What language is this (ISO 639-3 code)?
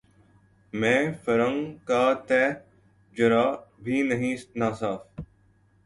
urd